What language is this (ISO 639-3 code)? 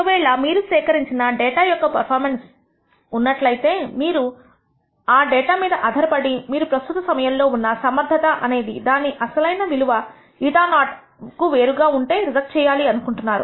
tel